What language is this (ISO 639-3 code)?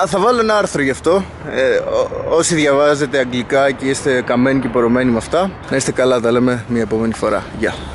ell